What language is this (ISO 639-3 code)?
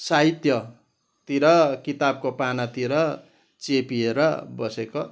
nep